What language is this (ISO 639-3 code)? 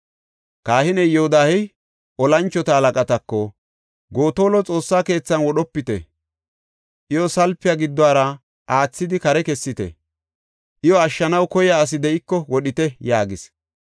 gof